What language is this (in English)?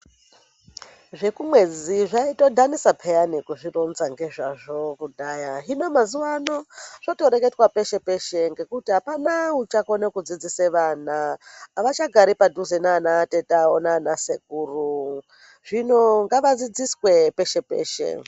Ndau